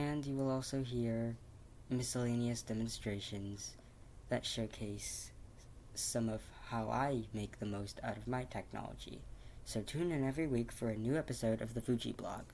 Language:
English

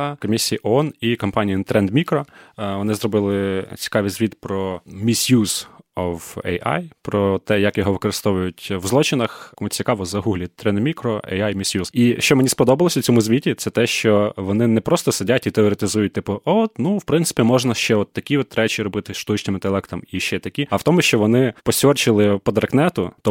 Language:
Ukrainian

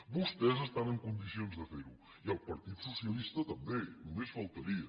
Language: Catalan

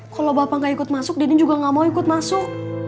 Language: Indonesian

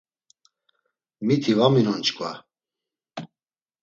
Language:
Laz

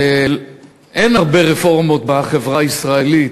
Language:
Hebrew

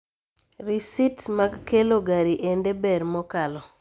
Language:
Luo (Kenya and Tanzania)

